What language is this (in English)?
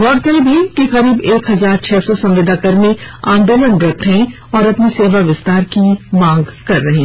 Hindi